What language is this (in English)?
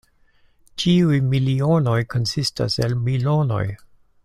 Esperanto